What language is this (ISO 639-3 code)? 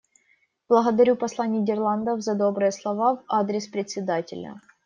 rus